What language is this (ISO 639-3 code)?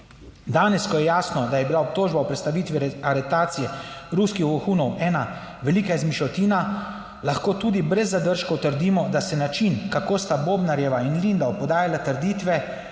slv